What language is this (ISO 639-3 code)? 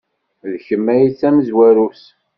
kab